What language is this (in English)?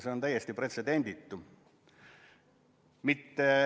Estonian